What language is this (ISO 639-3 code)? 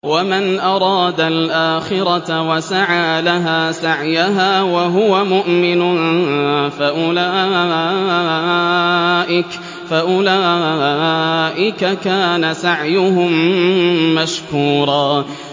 ara